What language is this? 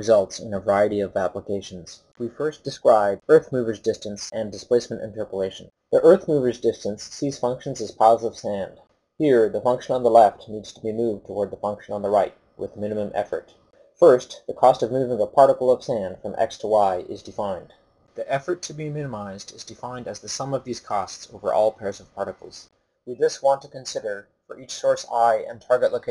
English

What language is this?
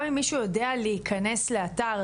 Hebrew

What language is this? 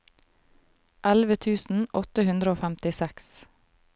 Norwegian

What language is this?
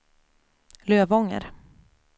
Swedish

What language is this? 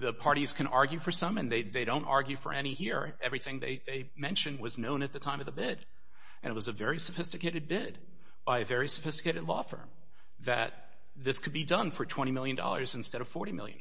English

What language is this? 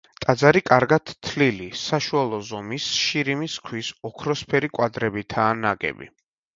Georgian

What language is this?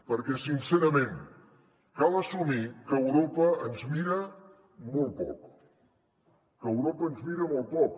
Catalan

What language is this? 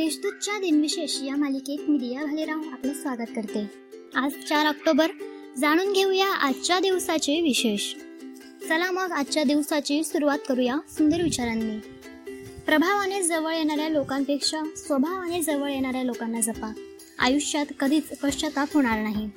Marathi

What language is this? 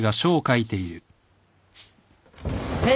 Japanese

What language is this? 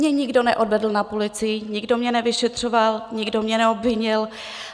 Czech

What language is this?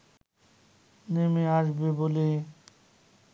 Bangla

